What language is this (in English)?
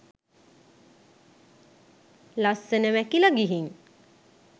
Sinhala